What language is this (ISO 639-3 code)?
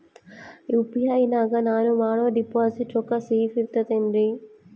kan